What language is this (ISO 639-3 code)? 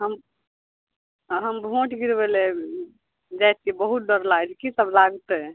mai